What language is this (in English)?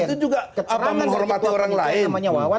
Indonesian